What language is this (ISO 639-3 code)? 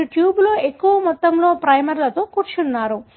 tel